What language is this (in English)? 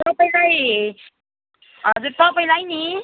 Nepali